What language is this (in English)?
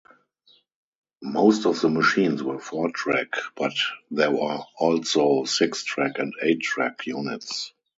English